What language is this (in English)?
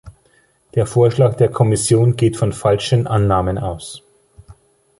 German